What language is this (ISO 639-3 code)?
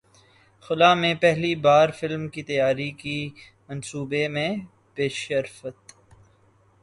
urd